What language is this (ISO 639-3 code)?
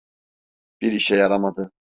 tur